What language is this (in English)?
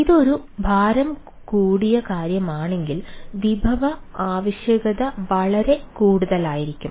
Malayalam